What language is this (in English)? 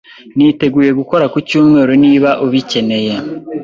Kinyarwanda